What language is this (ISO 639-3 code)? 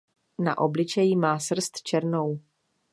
ces